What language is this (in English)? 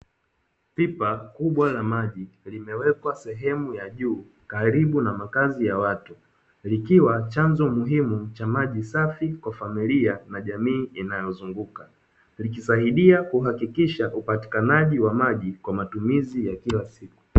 Swahili